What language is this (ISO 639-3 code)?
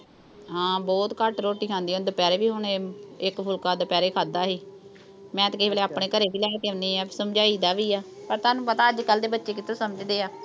pan